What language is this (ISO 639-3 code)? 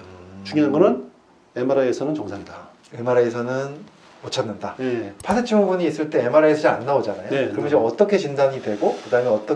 kor